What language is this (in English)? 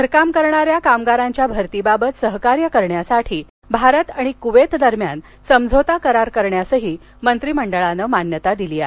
Marathi